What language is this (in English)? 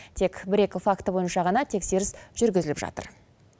Kazakh